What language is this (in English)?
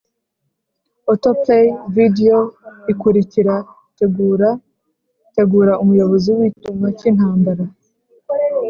Kinyarwanda